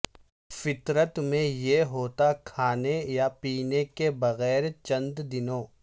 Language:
Urdu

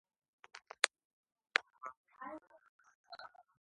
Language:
Georgian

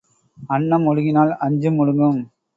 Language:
Tamil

